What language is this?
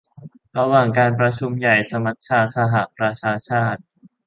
Thai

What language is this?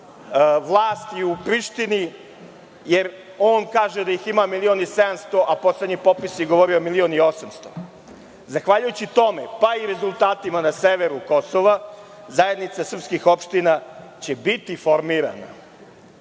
Serbian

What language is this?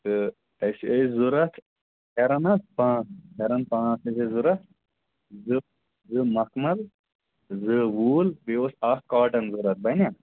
Kashmiri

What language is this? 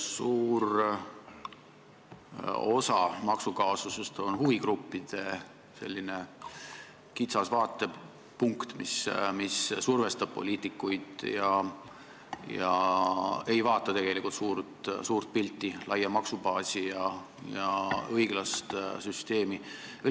Estonian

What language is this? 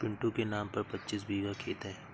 Hindi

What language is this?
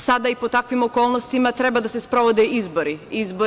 Serbian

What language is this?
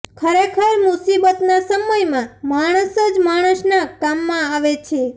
Gujarati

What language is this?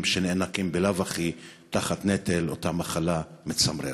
Hebrew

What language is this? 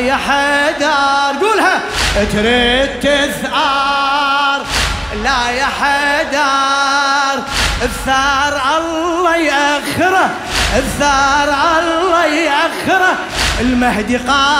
Arabic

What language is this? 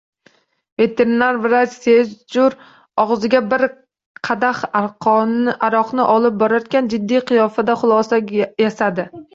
Uzbek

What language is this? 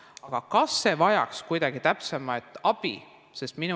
Estonian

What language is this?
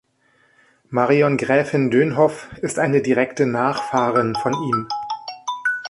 German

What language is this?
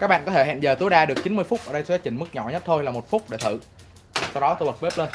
Vietnamese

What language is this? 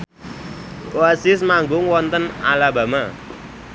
Javanese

